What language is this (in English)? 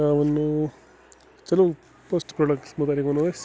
Kashmiri